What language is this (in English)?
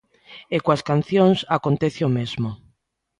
Galician